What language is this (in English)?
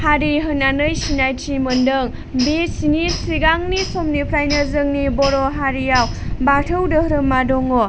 Bodo